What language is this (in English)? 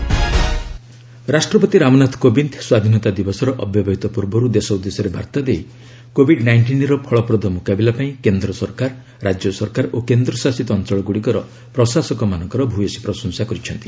Odia